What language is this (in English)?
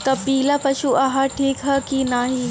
Bhojpuri